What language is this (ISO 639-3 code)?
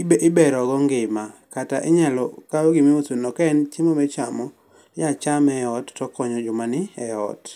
luo